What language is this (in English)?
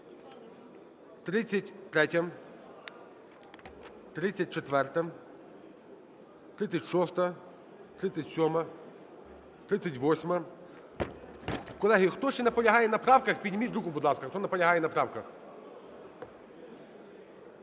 Ukrainian